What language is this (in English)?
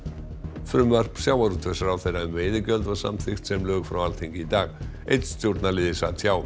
Icelandic